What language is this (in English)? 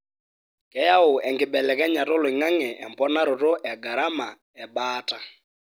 Masai